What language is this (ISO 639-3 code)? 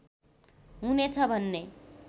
nep